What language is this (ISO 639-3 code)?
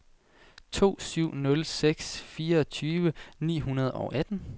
dan